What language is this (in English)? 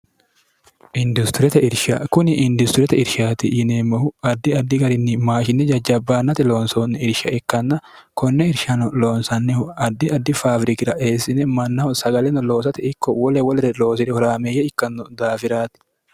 Sidamo